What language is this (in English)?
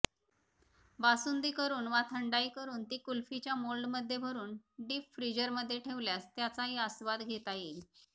Marathi